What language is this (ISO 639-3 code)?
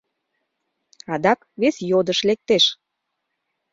chm